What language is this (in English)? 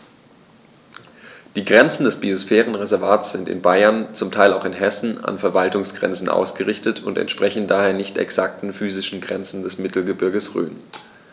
German